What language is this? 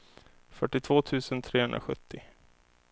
Swedish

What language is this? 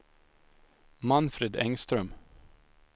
Swedish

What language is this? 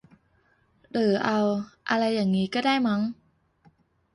Thai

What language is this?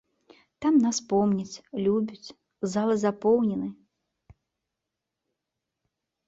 Belarusian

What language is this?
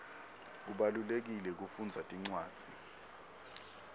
Swati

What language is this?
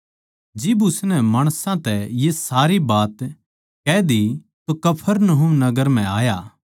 Haryanvi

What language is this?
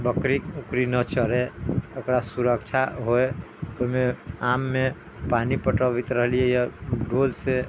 Maithili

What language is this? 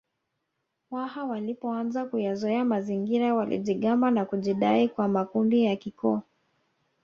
Swahili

